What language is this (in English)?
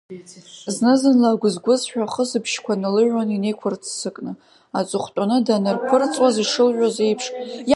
Abkhazian